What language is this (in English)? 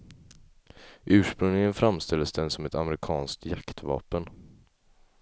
Swedish